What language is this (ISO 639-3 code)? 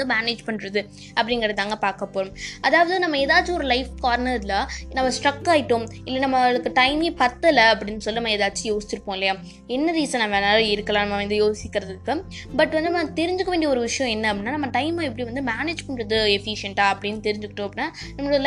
tam